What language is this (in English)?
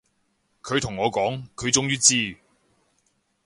Cantonese